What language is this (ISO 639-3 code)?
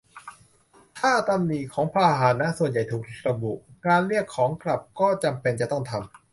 tha